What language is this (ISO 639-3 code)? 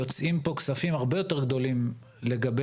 heb